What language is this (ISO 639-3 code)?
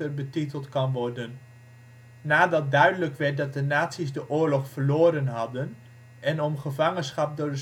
nld